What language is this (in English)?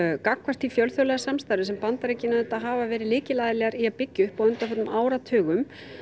Icelandic